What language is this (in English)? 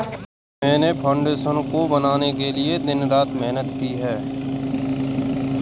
Hindi